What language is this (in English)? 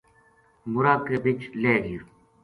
Gujari